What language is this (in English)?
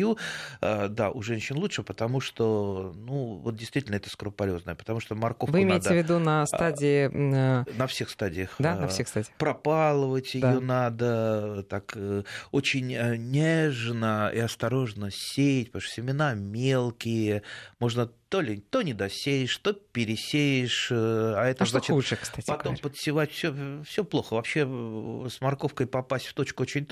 Russian